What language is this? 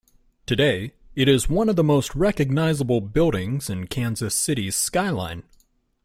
English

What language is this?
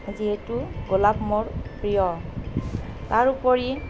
Assamese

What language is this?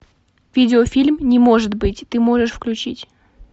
Russian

